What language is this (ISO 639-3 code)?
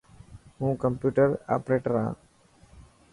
mki